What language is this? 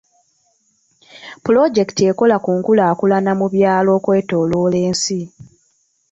Ganda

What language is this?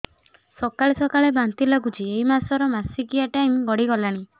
Odia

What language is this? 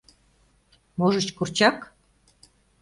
Mari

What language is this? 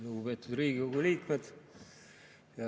Estonian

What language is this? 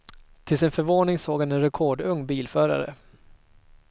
Swedish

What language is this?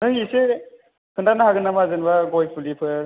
Bodo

